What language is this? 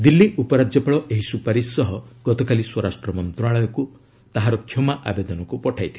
Odia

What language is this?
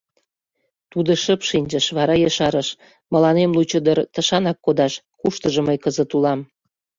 Mari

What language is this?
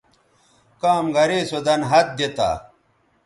Bateri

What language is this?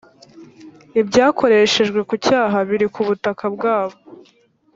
Kinyarwanda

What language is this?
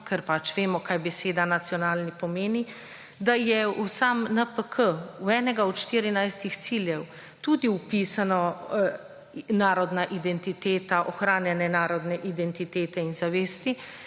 Slovenian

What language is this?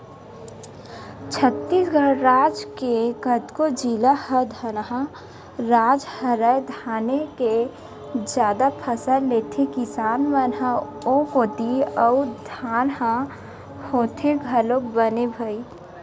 Chhattisgarhi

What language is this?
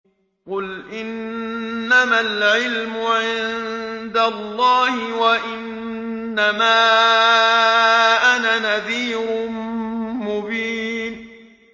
Arabic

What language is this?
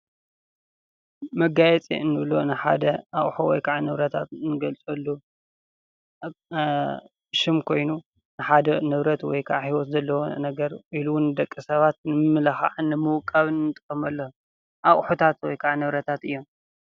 Tigrinya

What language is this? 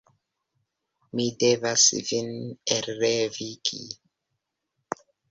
Esperanto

